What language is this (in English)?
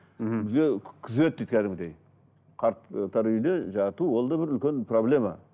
Kazakh